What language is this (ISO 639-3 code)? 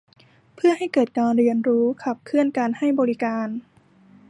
tha